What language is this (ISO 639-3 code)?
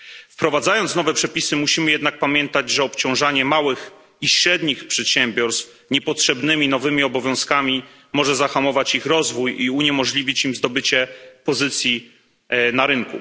pol